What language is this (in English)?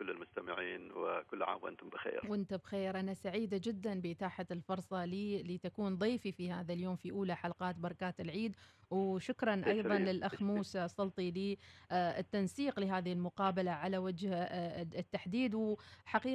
Arabic